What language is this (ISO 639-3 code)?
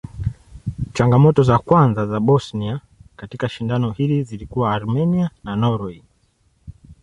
swa